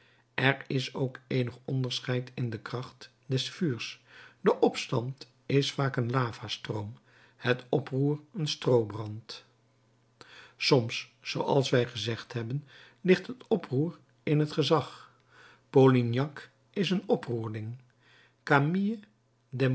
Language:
Dutch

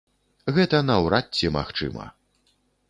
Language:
Belarusian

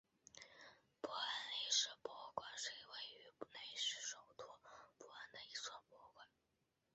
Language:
Chinese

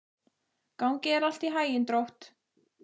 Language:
Icelandic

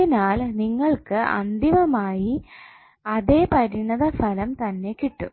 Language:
Malayalam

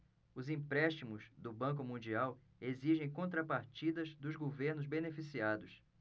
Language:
Portuguese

